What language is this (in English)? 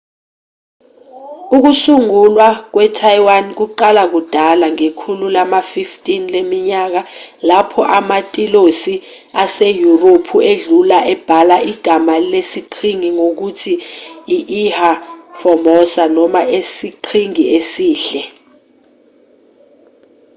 Zulu